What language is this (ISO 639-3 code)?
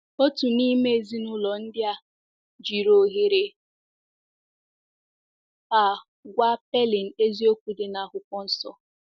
ibo